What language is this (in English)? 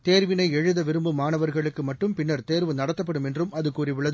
Tamil